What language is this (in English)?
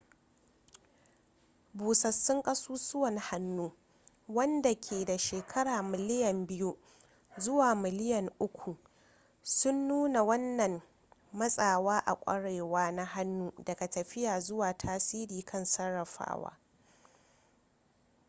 Hausa